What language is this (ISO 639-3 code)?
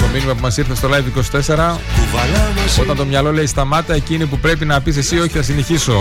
ell